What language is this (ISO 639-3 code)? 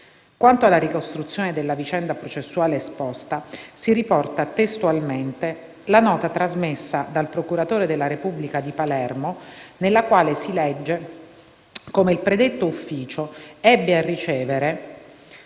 ita